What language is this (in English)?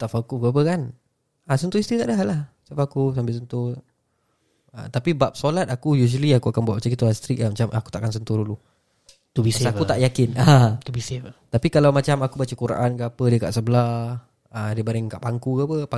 Malay